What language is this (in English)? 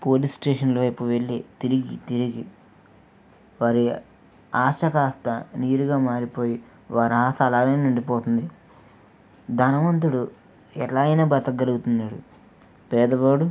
Telugu